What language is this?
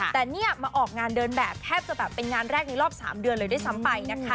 Thai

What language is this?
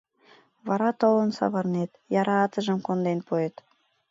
Mari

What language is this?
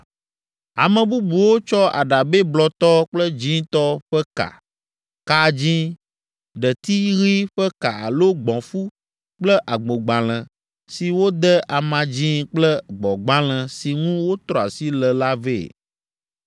Ewe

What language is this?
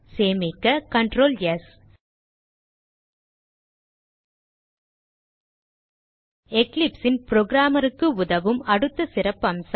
Tamil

